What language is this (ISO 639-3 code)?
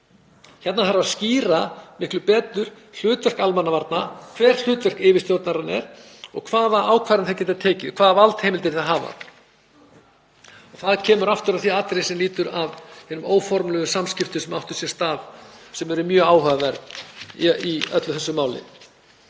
isl